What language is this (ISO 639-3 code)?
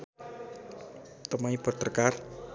nep